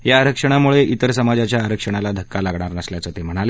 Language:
Marathi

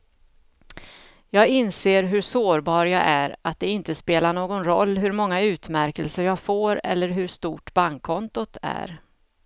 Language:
Swedish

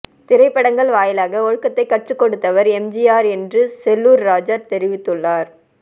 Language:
Tamil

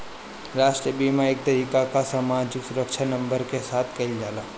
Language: Bhojpuri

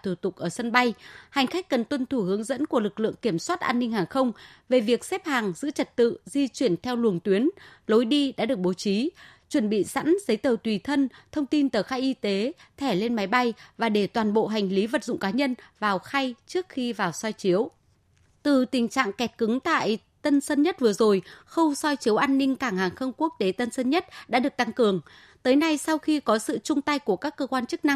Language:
Vietnamese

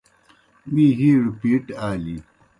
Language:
Kohistani Shina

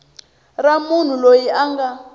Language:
Tsonga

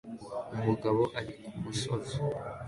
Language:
Kinyarwanda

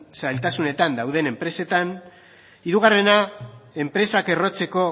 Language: Basque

